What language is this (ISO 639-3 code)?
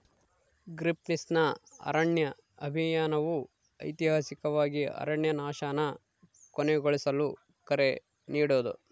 kan